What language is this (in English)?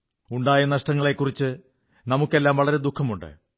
Malayalam